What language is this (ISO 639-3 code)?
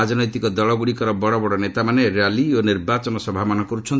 ori